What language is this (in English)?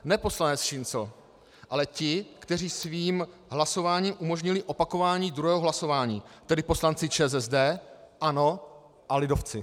Czech